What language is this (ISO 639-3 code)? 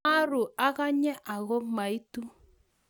kln